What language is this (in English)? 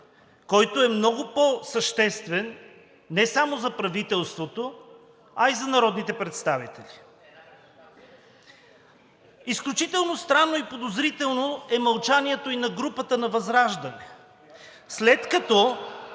Bulgarian